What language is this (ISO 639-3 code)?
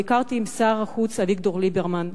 heb